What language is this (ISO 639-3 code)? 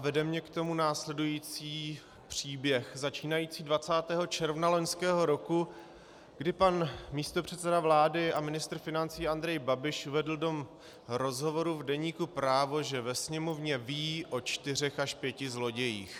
ces